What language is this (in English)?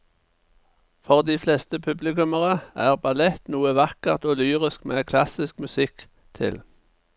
Norwegian